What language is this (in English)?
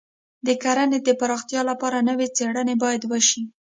Pashto